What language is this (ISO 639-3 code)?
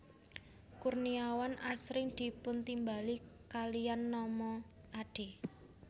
jav